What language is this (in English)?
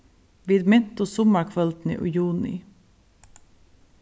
Faroese